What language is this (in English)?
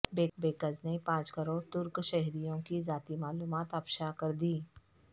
Urdu